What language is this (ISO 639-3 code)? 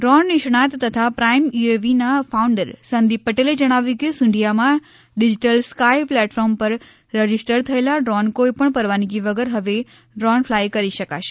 guj